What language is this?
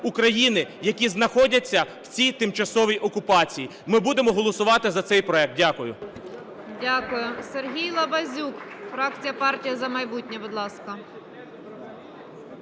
Ukrainian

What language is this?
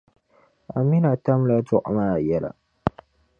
Dagbani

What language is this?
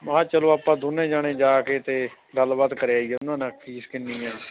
Punjabi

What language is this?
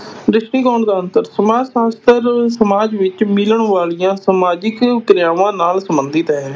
Punjabi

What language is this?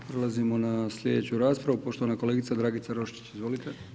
Croatian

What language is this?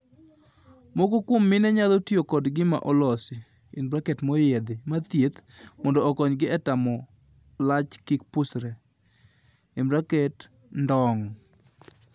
Luo (Kenya and Tanzania)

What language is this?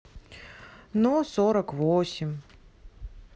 Russian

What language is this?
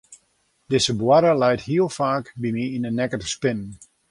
Western Frisian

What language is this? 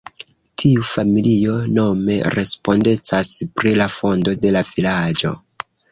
Esperanto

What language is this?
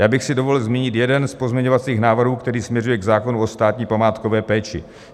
Czech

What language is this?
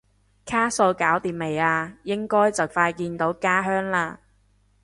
Cantonese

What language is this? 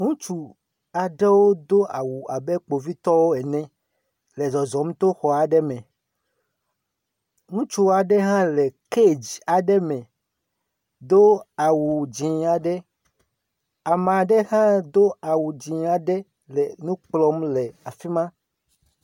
Ewe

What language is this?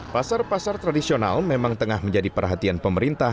Indonesian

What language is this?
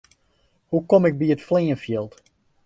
Western Frisian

